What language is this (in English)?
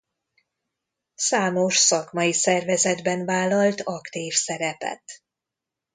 Hungarian